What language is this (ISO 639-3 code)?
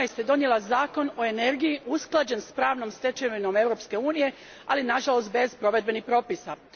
hrv